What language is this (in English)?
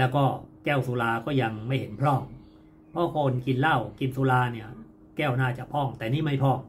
Thai